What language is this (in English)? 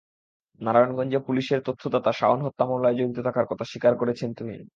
Bangla